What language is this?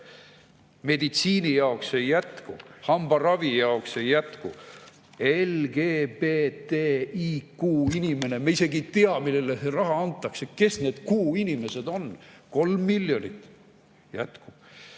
Estonian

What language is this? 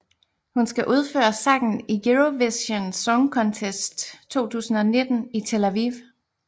Danish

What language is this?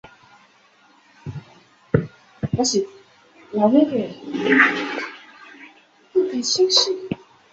Chinese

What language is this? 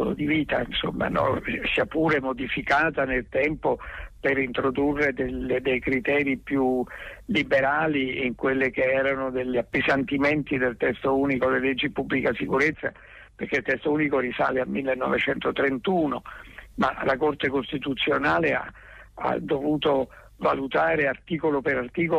Italian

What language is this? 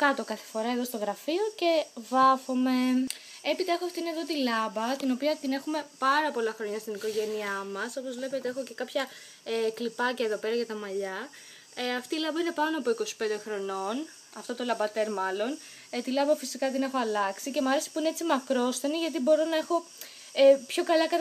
Greek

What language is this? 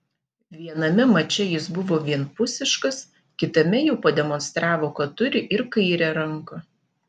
Lithuanian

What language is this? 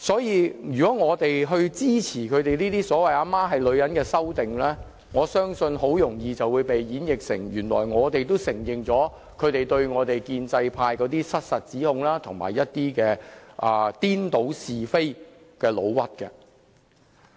Cantonese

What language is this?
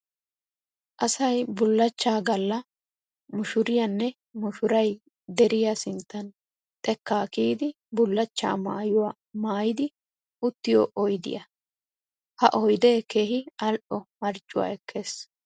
Wolaytta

